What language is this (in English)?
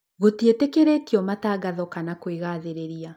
Kikuyu